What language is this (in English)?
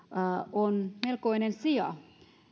Finnish